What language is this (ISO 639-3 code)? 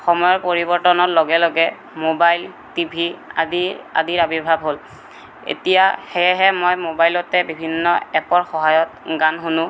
asm